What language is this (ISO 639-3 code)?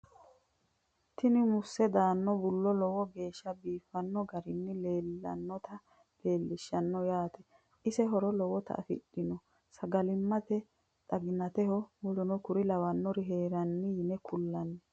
sid